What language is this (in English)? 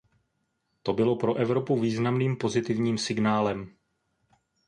Czech